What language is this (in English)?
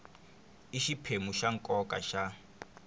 Tsonga